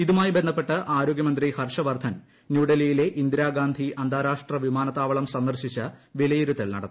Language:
Malayalam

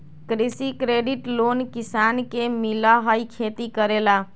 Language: Magahi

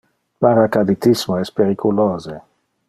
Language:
Interlingua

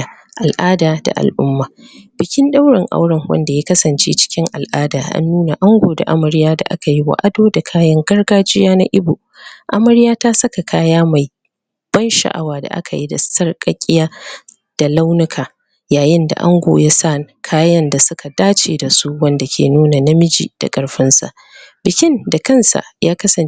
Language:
Hausa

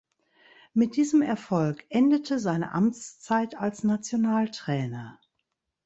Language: German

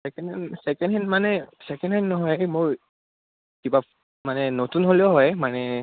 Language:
Assamese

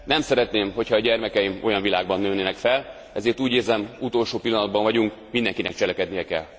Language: Hungarian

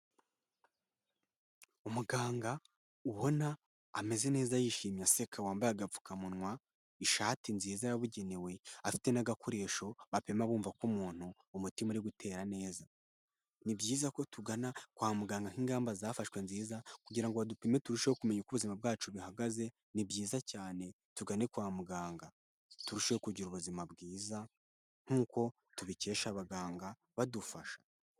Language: Kinyarwanda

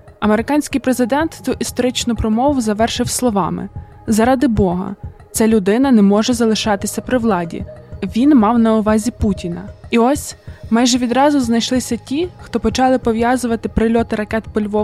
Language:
Ukrainian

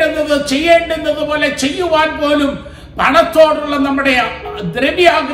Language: Malayalam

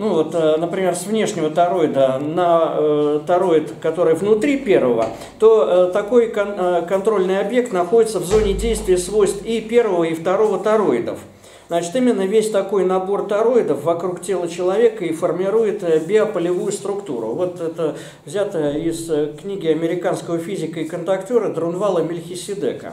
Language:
Russian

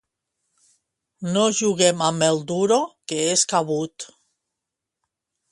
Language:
Catalan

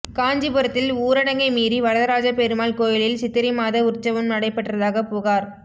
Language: Tamil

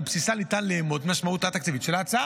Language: Hebrew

